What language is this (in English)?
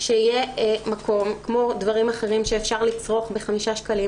Hebrew